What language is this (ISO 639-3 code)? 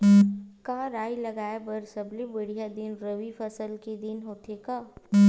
hne